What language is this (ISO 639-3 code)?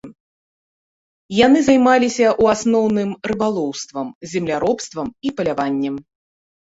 bel